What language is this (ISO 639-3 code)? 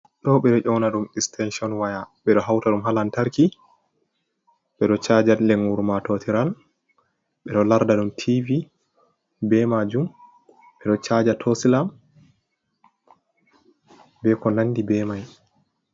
ful